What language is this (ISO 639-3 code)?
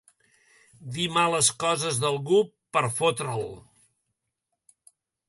cat